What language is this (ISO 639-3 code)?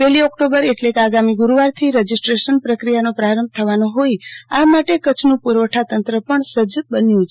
guj